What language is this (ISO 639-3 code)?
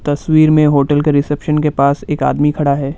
hin